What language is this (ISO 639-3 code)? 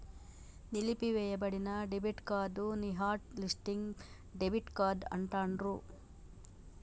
tel